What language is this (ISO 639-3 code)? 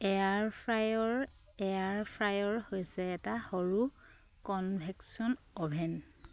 asm